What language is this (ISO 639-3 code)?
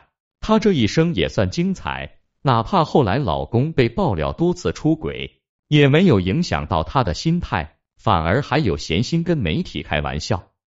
zho